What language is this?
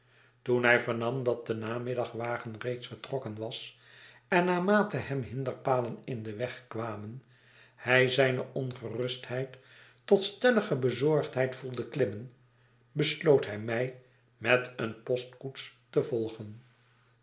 Dutch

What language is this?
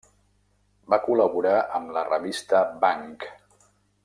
Catalan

